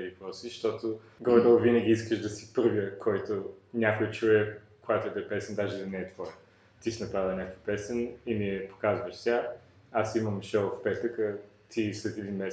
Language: Bulgarian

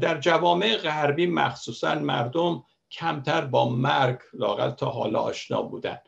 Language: Persian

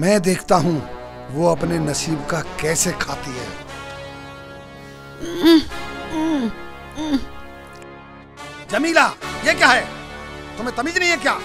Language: Hindi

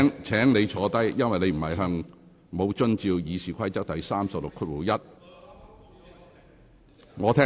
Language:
Cantonese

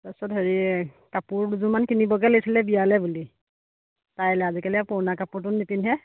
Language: Assamese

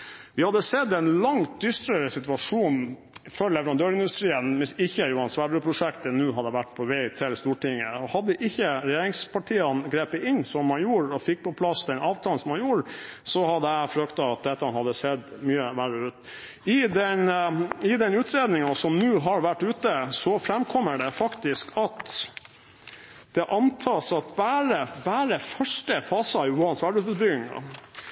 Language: Norwegian Bokmål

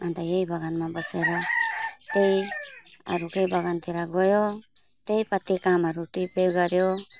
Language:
Nepali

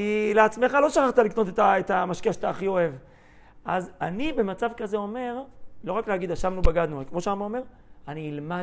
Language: Hebrew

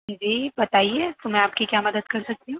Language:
Urdu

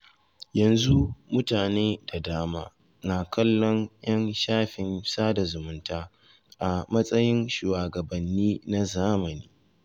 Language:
Hausa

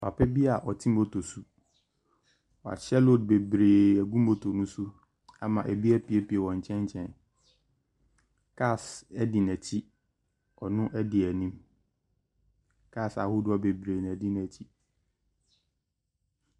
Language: Akan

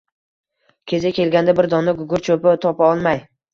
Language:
Uzbek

